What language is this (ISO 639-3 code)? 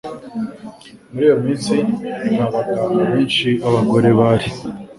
kin